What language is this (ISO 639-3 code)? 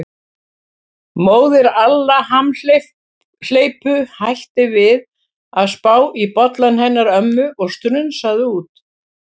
isl